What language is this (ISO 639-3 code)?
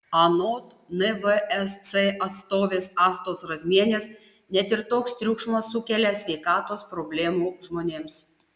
lit